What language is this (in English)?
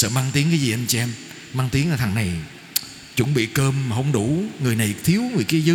Vietnamese